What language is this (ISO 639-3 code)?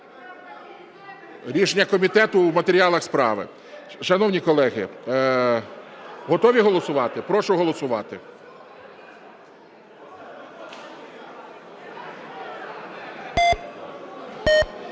ukr